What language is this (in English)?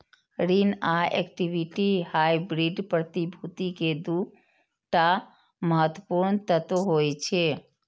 Maithili